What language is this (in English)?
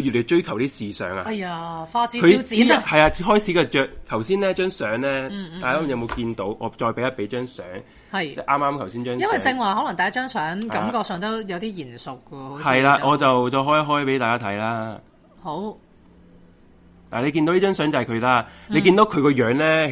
Chinese